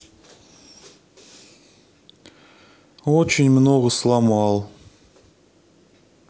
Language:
Russian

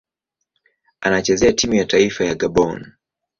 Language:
Swahili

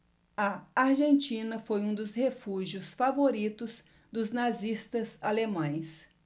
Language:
Portuguese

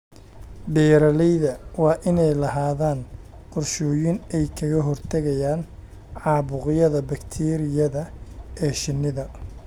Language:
Somali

